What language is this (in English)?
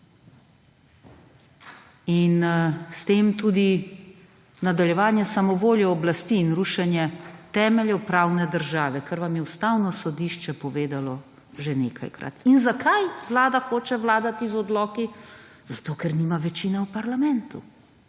Slovenian